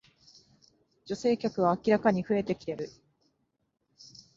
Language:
Japanese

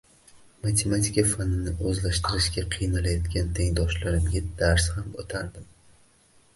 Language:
Uzbek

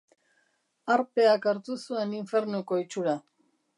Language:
Basque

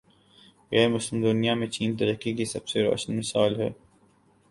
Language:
Urdu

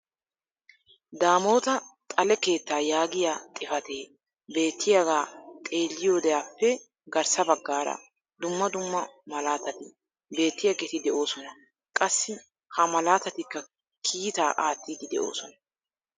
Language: Wolaytta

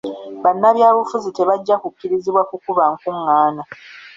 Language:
Ganda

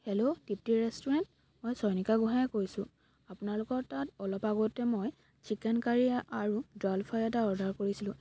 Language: Assamese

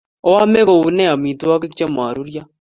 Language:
Kalenjin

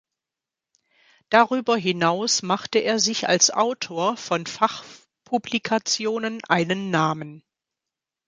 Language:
German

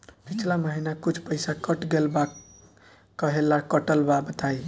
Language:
Bhojpuri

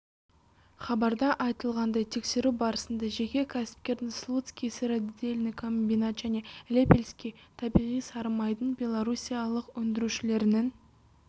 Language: Kazakh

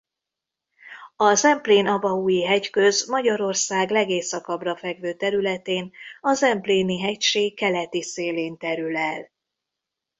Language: Hungarian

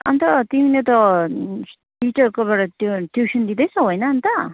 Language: Nepali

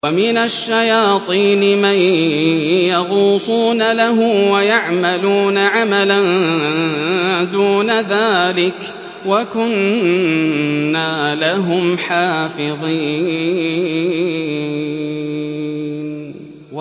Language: Arabic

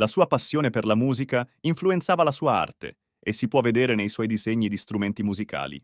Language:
Italian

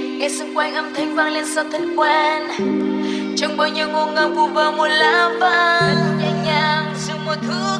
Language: Vietnamese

